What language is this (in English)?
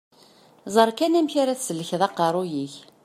Kabyle